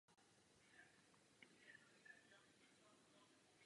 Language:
Czech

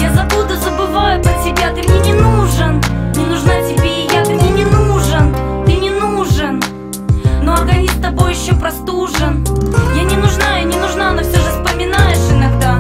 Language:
Russian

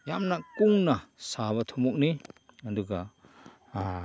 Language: Manipuri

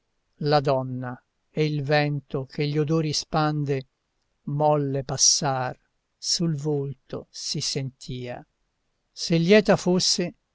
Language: Italian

